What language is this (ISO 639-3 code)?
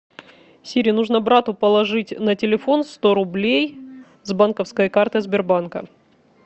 rus